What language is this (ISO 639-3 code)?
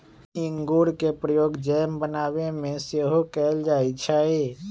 mag